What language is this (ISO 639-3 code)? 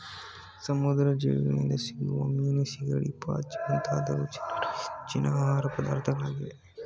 kan